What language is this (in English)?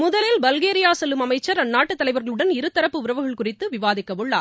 Tamil